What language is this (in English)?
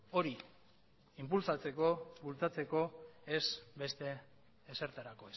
Basque